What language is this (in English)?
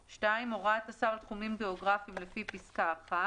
Hebrew